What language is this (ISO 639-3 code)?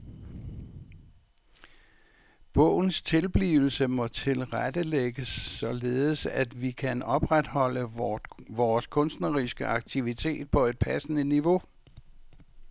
dan